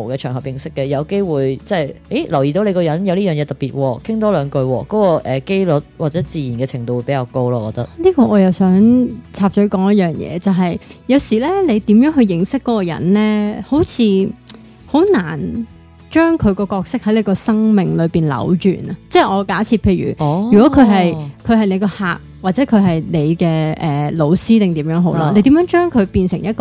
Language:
Chinese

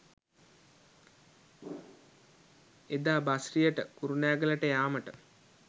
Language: Sinhala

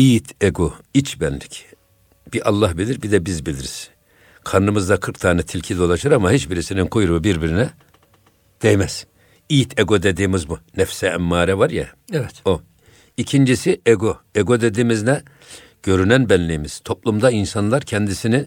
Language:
Turkish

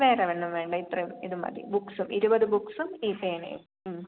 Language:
Malayalam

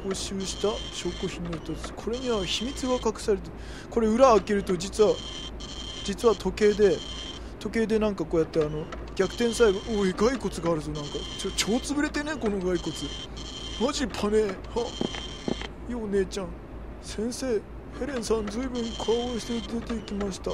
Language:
Japanese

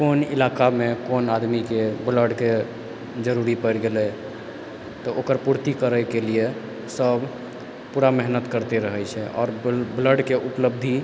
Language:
Maithili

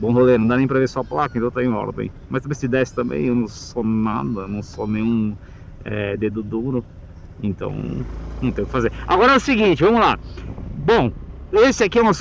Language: Portuguese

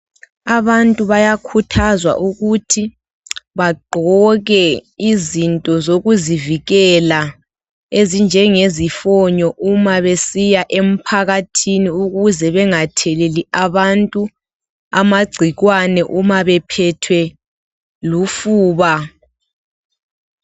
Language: North Ndebele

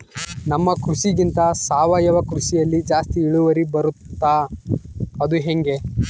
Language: Kannada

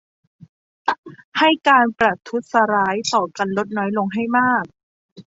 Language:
Thai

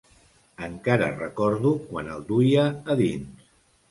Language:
Catalan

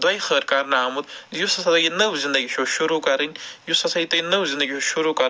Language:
Kashmiri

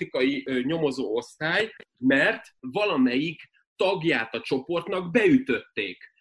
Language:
Hungarian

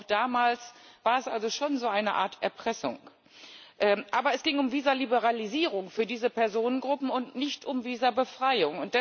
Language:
German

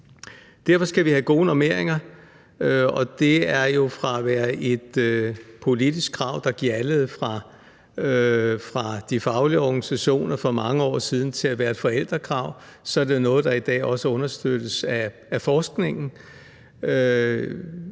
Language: Danish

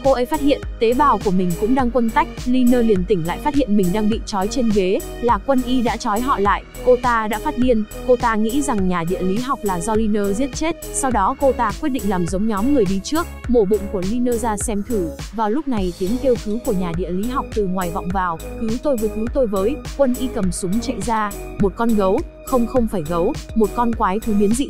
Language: Vietnamese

